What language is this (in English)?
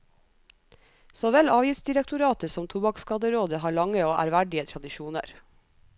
Norwegian